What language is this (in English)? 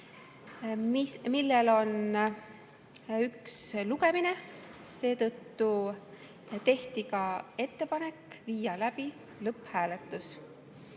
Estonian